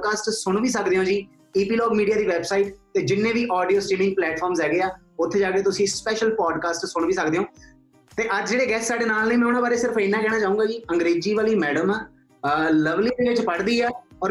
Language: Punjabi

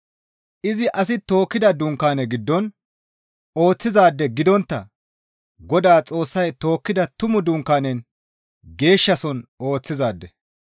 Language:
Gamo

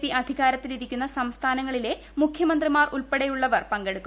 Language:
Malayalam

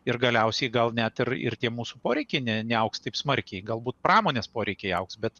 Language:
Lithuanian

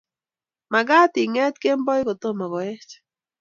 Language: Kalenjin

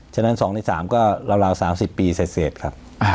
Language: Thai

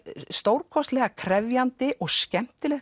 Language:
Icelandic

